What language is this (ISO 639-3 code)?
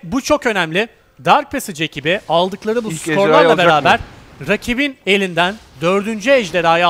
tur